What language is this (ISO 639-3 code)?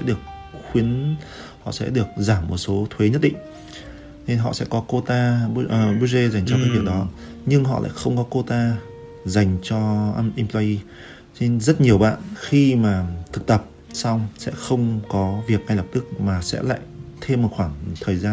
vie